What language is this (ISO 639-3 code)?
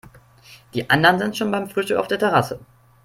deu